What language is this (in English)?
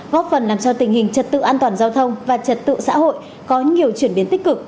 Vietnamese